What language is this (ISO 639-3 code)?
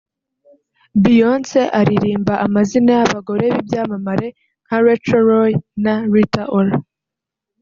kin